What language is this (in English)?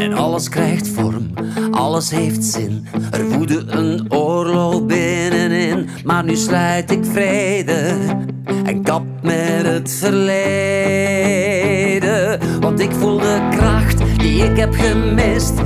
Dutch